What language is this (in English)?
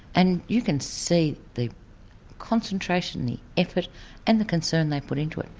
English